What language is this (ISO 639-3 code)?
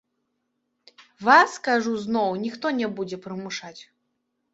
bel